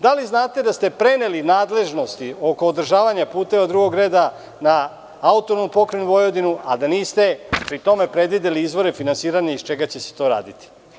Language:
Serbian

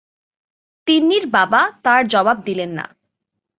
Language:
Bangla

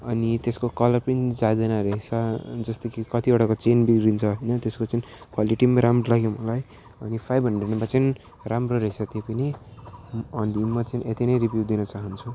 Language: Nepali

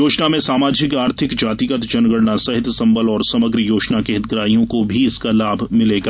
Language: Hindi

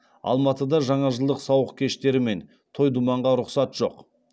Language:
Kazakh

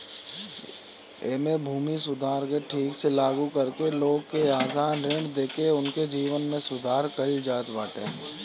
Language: Bhojpuri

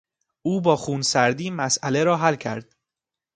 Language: Persian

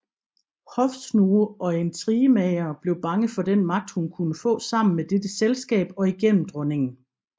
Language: Danish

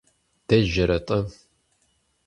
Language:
Kabardian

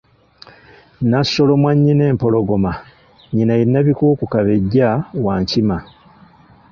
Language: Ganda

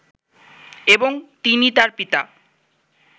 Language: Bangla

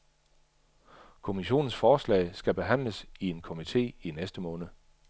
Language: Danish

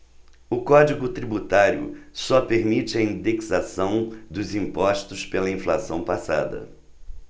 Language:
Portuguese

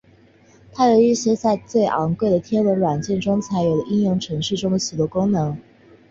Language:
Chinese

